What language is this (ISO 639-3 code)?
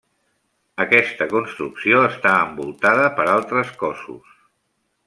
cat